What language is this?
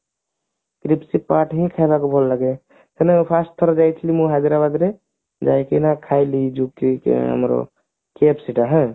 Odia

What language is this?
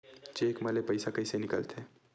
Chhattisgarhi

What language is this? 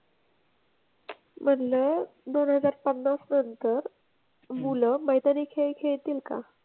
Marathi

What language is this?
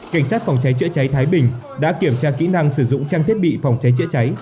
Vietnamese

